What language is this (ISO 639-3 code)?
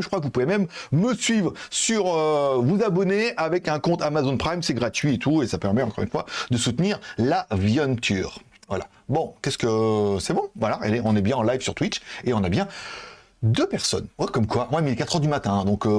fra